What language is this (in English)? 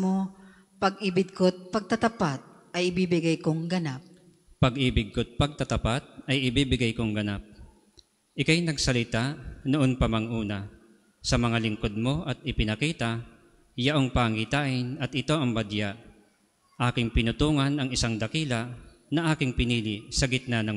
Filipino